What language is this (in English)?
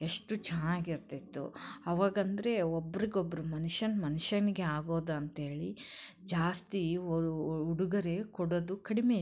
Kannada